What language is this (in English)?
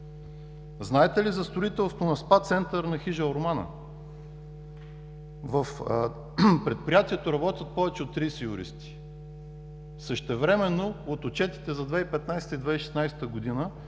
Bulgarian